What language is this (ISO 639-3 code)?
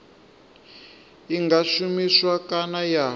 ven